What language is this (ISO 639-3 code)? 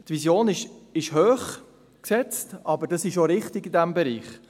gsw